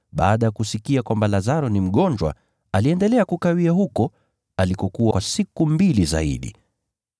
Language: Swahili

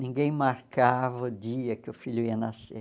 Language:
Portuguese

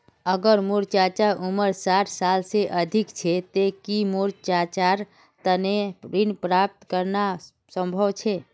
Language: Magahi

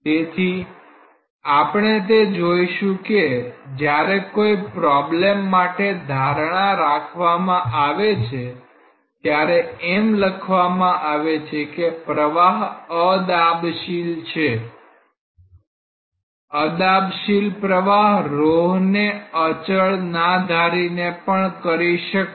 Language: Gujarati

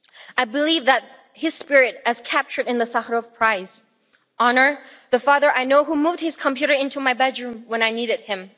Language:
English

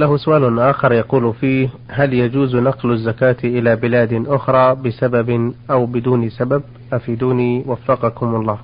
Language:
Arabic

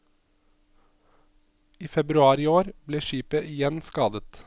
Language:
Norwegian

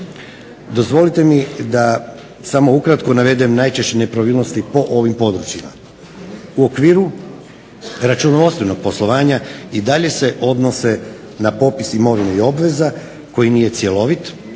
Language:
Croatian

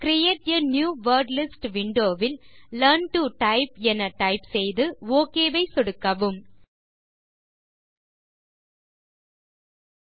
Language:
Tamil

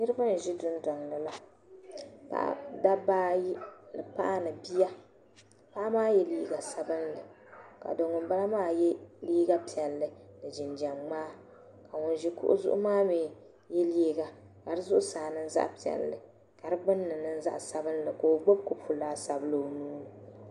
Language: Dagbani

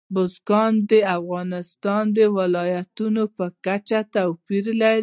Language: Pashto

